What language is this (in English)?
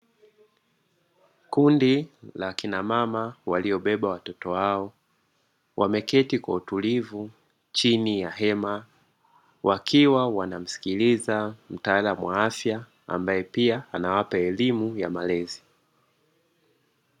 Swahili